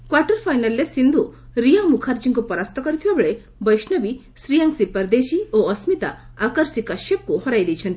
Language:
Odia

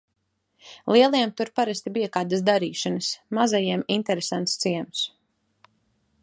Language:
Latvian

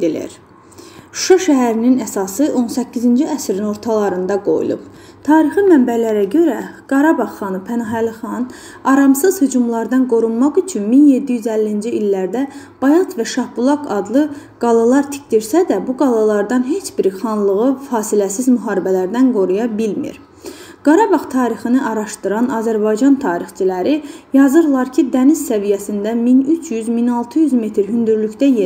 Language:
Turkish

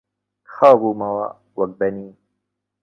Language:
Central Kurdish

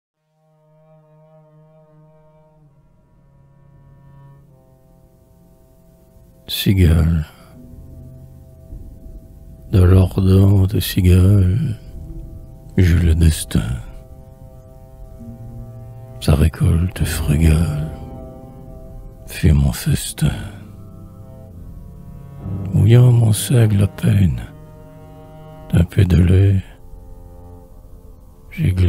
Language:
French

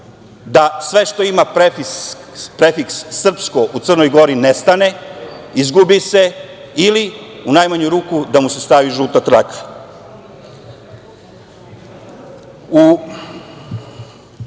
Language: Serbian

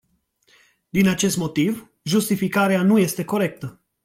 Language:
Romanian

